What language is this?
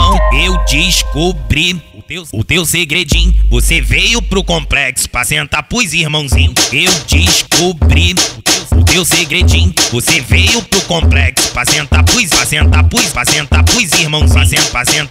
Portuguese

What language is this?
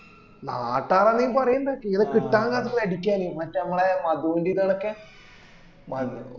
Malayalam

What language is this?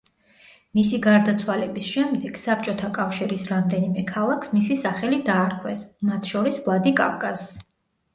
Georgian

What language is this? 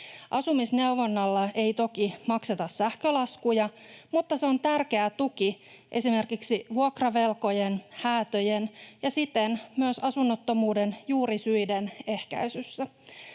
Finnish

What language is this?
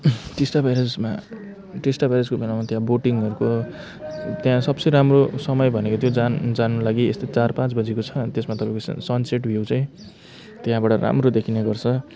Nepali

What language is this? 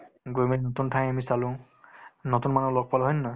Assamese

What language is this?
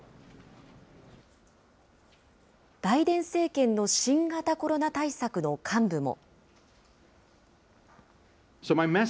Japanese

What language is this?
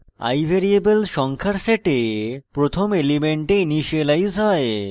Bangla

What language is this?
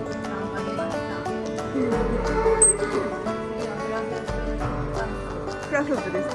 Japanese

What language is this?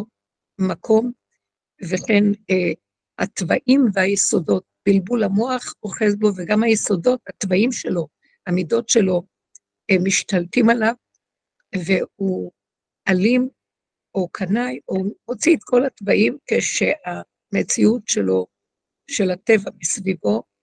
Hebrew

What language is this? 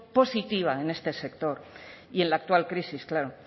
Spanish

